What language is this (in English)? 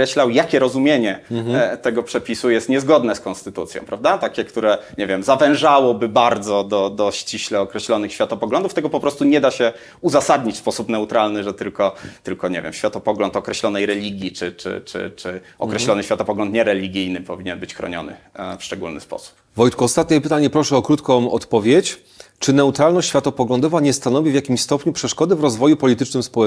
Polish